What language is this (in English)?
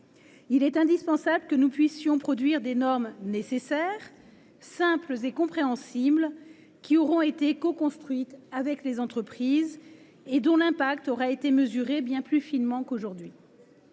French